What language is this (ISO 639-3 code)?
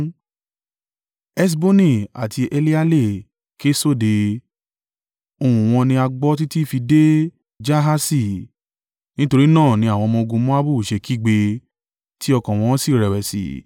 yor